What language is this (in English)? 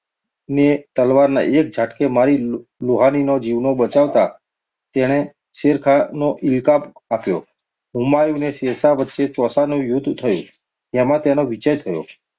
Gujarati